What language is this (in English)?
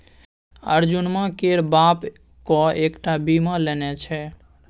Maithili